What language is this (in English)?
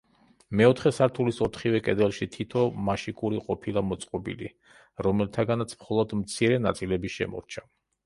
Georgian